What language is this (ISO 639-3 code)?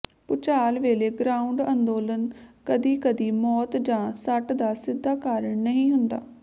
pan